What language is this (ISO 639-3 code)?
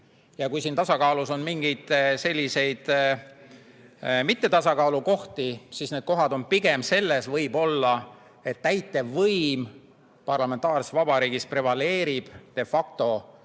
est